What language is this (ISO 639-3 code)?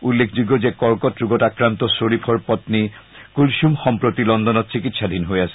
asm